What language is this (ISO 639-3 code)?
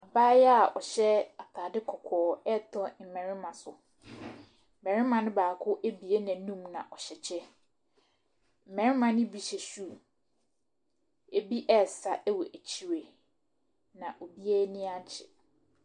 aka